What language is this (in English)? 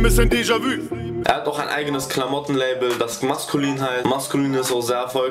German